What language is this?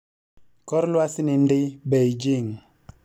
Luo (Kenya and Tanzania)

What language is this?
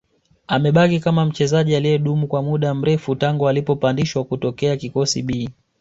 Swahili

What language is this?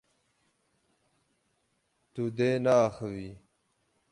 Kurdish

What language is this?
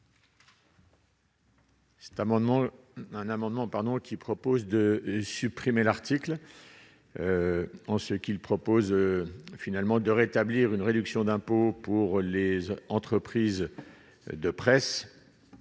French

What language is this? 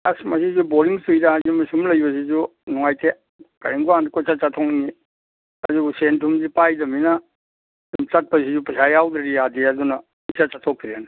Manipuri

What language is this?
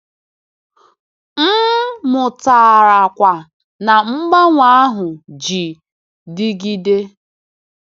Igbo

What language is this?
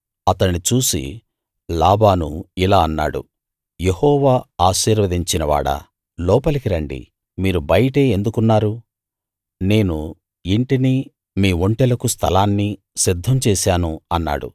Telugu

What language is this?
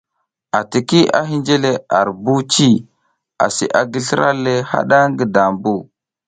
South Giziga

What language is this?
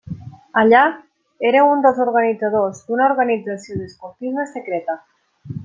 Catalan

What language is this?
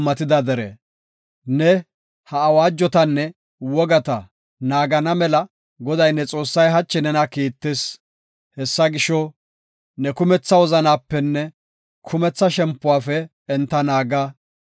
Gofa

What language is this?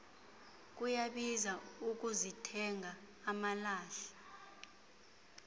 Xhosa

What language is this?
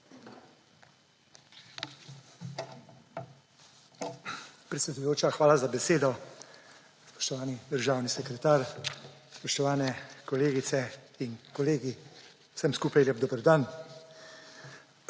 Slovenian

